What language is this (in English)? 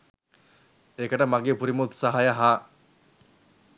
Sinhala